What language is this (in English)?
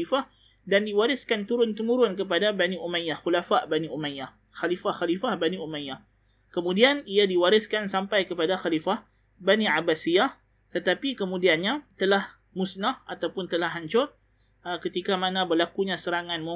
Malay